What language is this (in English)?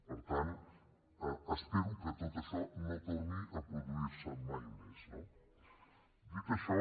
Catalan